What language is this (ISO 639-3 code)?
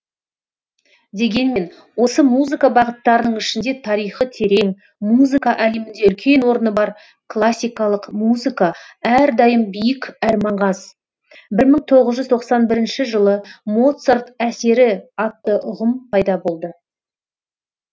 kaz